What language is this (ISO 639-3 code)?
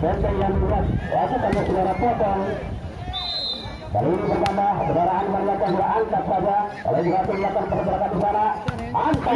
ind